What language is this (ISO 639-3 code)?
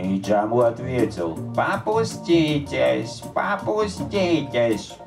rus